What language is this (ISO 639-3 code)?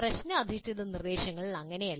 mal